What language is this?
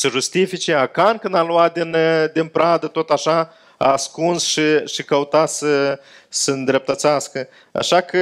Romanian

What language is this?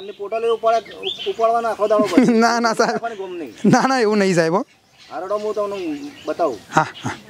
Gujarati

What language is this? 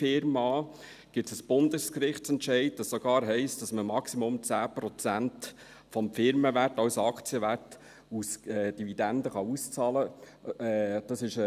Swiss German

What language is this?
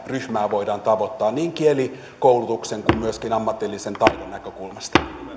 Finnish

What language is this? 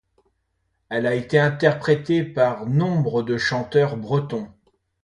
French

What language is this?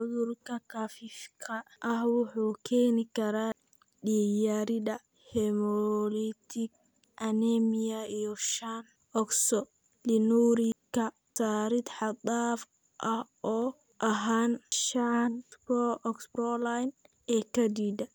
Somali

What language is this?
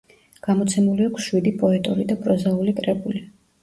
Georgian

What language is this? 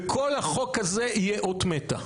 Hebrew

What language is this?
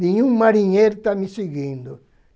Portuguese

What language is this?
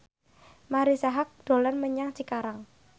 Javanese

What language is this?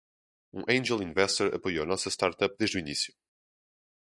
Portuguese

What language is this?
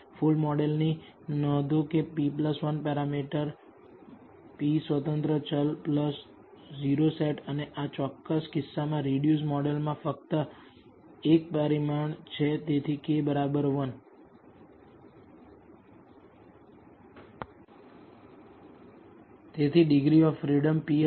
Gujarati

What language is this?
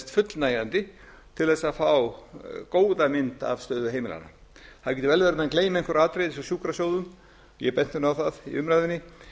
Icelandic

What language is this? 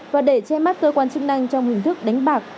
Vietnamese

